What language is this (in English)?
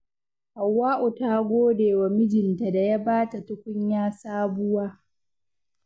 Hausa